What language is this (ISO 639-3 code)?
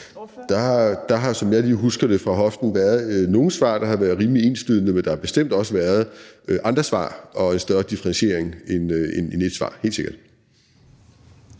dan